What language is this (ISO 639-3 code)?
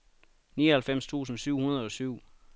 dan